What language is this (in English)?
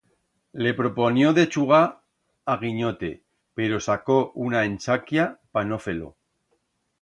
Aragonese